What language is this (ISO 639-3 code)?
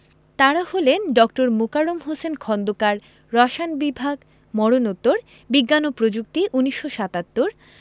ben